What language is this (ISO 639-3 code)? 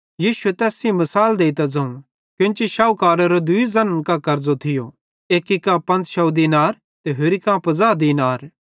bhd